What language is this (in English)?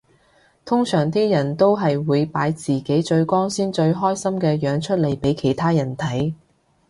Cantonese